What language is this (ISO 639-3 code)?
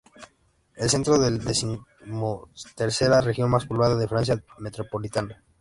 spa